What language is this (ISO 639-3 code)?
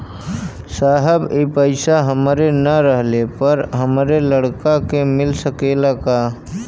bho